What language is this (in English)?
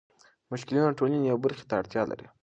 Pashto